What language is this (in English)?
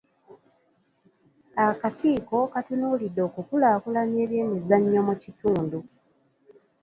Ganda